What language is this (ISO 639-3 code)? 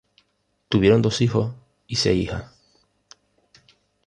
spa